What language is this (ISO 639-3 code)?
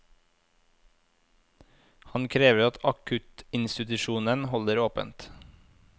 nor